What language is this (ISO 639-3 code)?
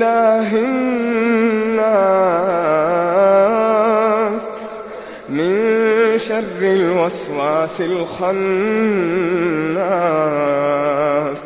ara